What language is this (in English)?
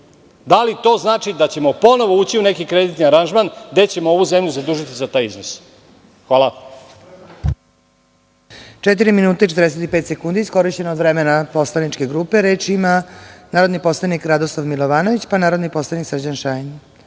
Serbian